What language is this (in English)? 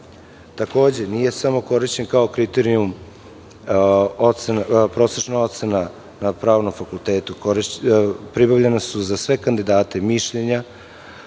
Serbian